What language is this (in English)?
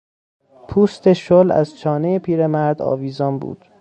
Persian